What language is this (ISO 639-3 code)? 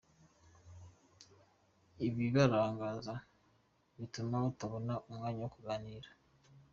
kin